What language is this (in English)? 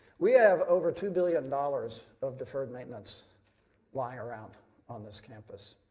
English